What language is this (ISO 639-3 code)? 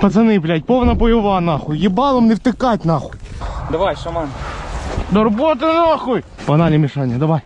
rus